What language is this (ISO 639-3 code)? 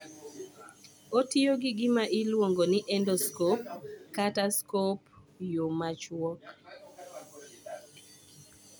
luo